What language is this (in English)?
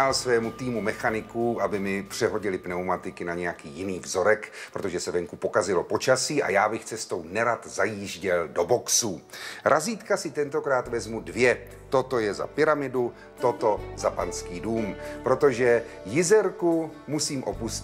Czech